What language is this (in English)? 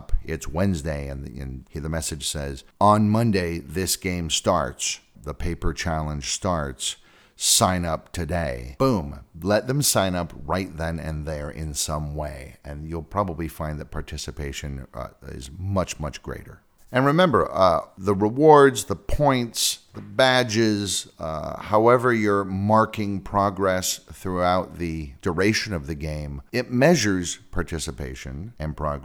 English